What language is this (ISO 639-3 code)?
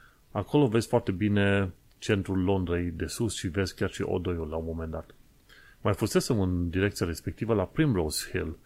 ron